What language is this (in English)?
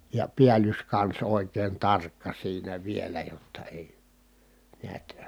Finnish